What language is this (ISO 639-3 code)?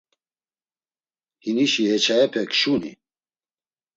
lzz